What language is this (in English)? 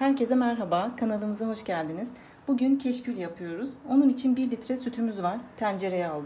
Turkish